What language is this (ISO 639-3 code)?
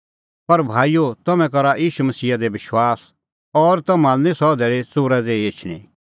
kfx